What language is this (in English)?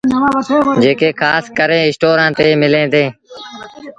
Sindhi Bhil